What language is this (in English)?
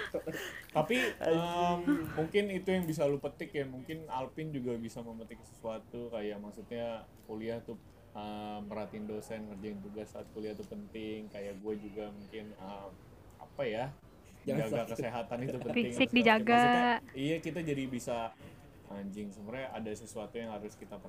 Indonesian